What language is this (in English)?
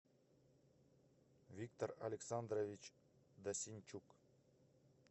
Russian